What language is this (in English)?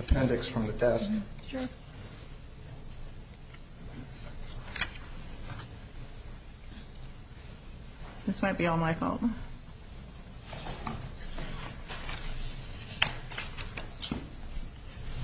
English